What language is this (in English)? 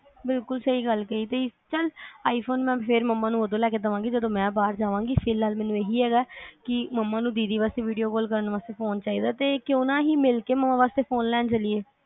Punjabi